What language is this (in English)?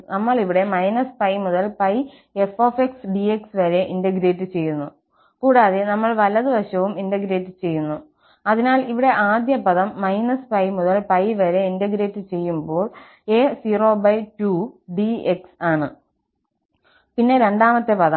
Malayalam